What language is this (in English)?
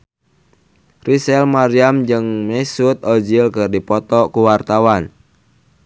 Sundanese